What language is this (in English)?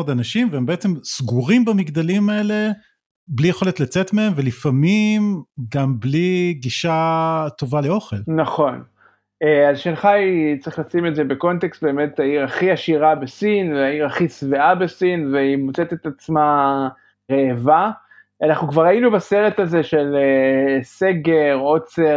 Hebrew